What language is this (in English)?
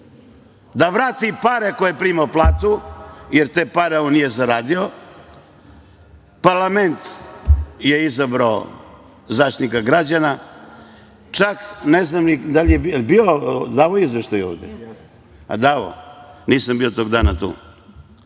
Serbian